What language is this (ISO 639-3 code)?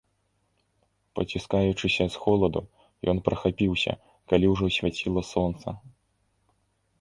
bel